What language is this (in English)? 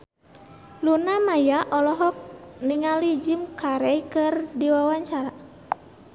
Sundanese